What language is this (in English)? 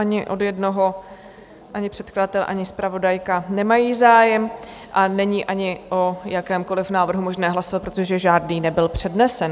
Czech